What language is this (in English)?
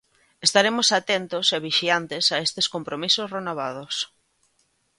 Galician